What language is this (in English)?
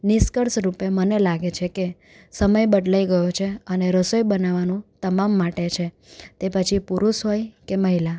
Gujarati